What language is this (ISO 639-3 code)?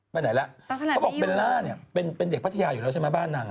tha